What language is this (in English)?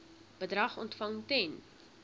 Afrikaans